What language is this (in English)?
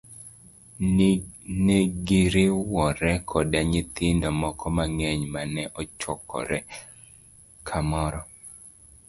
Luo (Kenya and Tanzania)